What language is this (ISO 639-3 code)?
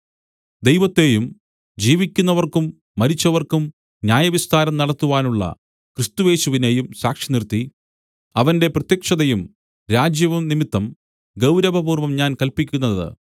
mal